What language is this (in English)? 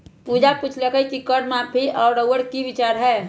Magahi